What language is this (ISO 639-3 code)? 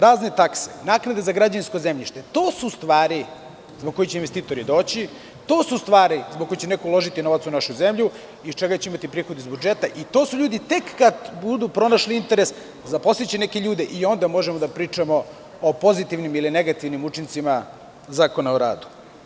srp